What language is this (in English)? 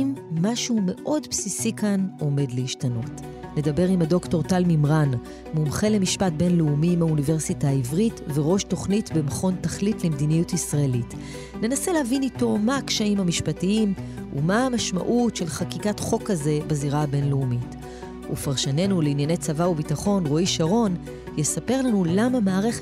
Hebrew